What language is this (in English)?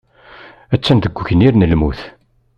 Kabyle